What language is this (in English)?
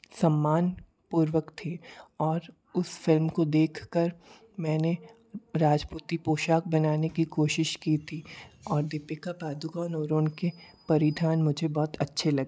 Hindi